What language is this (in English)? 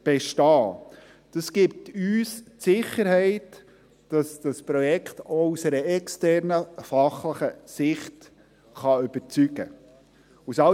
Swiss German